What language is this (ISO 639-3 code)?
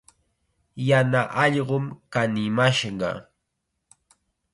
qxa